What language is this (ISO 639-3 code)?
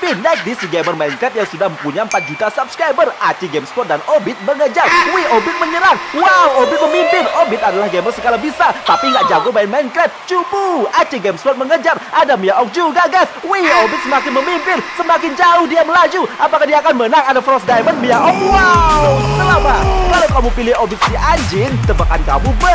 ind